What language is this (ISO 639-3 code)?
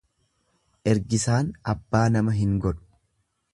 orm